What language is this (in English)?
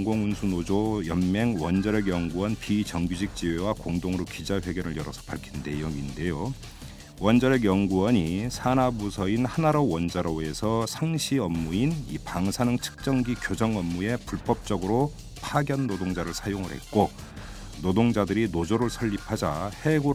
Korean